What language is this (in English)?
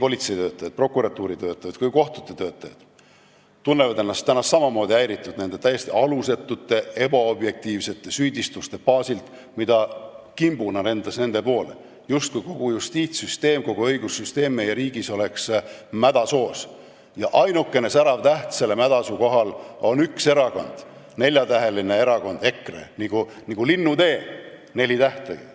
Estonian